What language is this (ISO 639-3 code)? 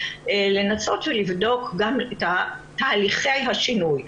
heb